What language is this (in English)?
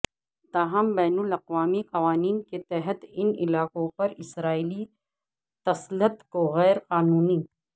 Urdu